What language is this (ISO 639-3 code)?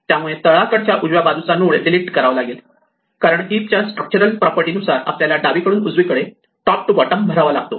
mar